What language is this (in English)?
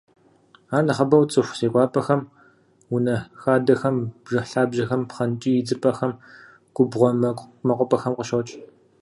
Kabardian